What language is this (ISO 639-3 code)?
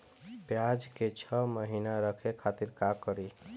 bho